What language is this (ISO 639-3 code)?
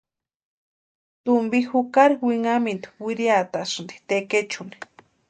pua